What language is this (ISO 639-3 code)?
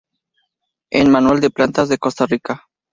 spa